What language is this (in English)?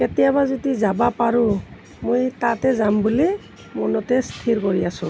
Assamese